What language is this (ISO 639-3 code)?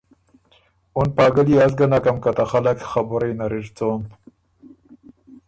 oru